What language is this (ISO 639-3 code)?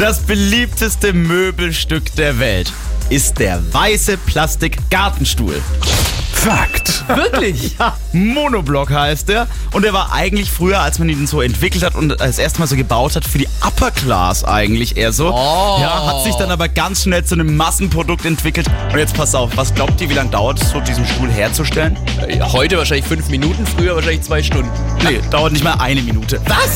deu